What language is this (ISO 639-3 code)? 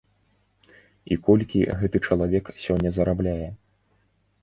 bel